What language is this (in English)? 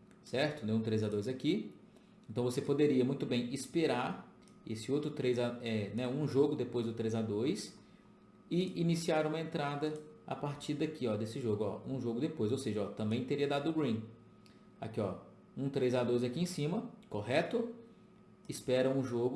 Portuguese